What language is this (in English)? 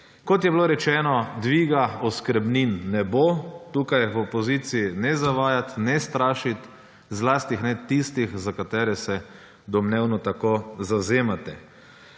Slovenian